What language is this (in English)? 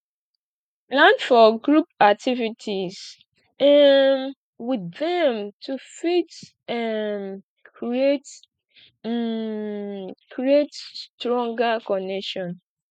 Nigerian Pidgin